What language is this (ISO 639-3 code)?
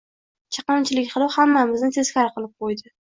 uzb